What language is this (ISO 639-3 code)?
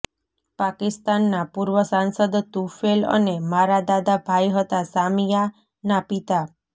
guj